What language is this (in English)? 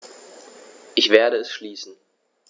German